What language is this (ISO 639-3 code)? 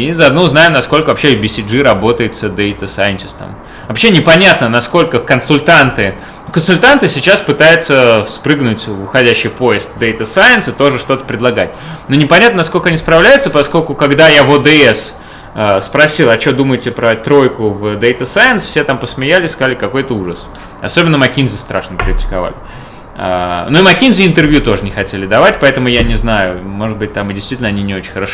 rus